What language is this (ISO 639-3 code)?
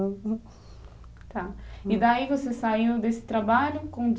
por